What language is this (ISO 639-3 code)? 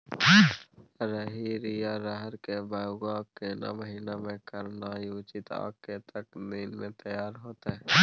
mai